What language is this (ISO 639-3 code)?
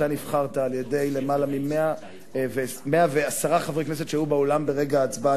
heb